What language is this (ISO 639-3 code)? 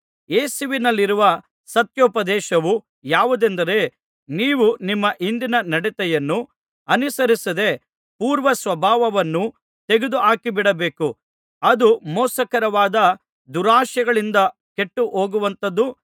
kan